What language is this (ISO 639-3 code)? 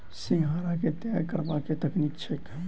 mai